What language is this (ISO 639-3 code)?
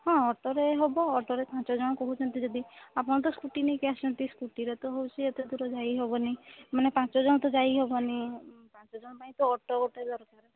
ori